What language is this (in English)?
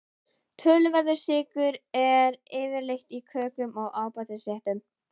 Icelandic